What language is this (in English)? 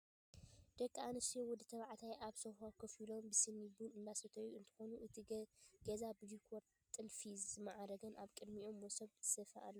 Tigrinya